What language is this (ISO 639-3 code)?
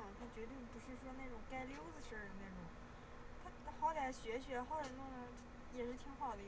zho